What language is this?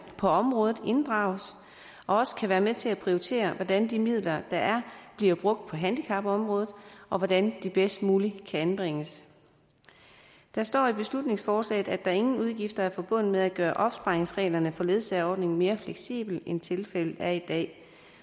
Danish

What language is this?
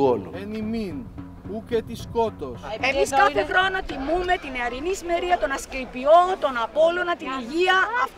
Greek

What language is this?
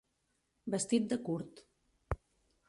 Catalan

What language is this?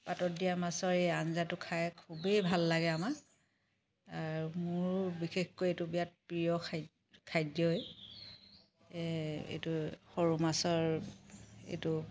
Assamese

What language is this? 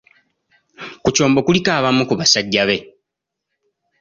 Ganda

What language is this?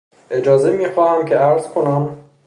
Persian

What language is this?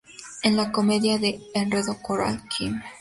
Spanish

